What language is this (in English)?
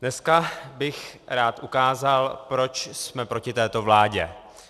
Czech